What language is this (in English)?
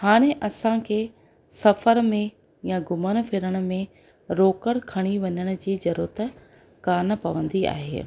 Sindhi